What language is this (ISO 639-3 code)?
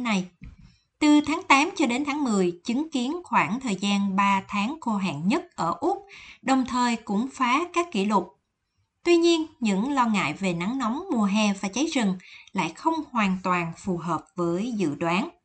vie